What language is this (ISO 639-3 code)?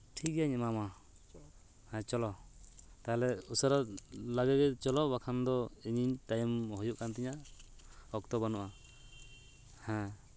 sat